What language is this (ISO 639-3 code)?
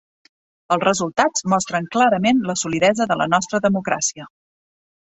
cat